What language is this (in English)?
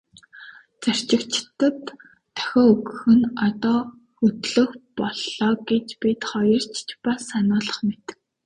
Mongolian